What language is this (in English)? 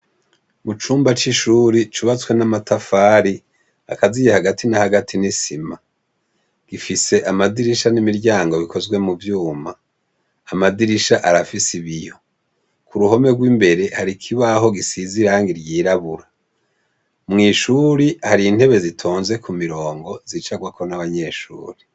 Rundi